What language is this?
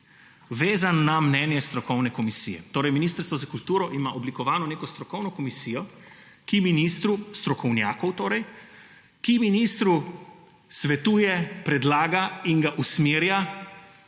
Slovenian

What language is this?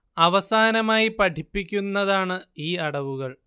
Malayalam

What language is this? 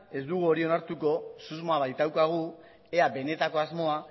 Basque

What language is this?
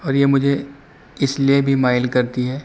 Urdu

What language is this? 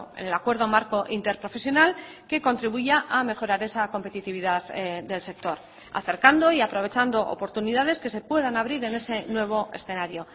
Spanish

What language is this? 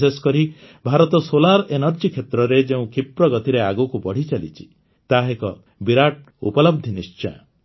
Odia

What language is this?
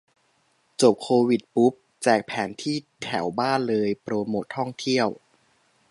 Thai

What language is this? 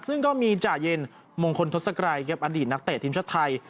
Thai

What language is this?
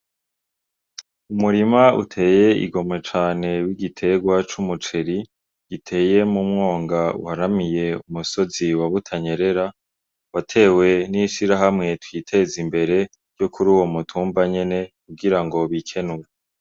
Rundi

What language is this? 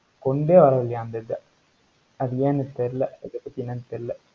Tamil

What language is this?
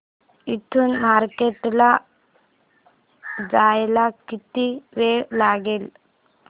Marathi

